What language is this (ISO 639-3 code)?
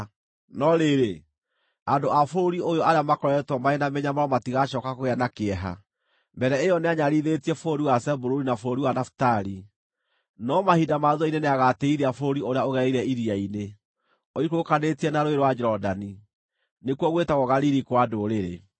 kik